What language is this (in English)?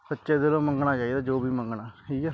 Punjabi